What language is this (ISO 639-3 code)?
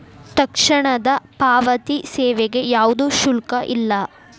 kan